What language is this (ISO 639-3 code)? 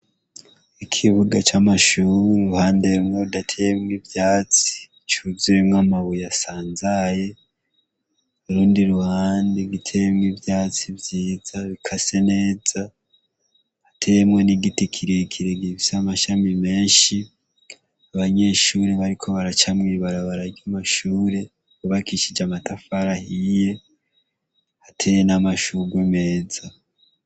run